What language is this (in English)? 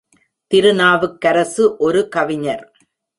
Tamil